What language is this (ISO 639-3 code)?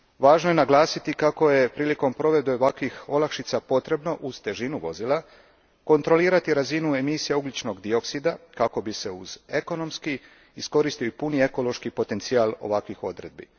hrv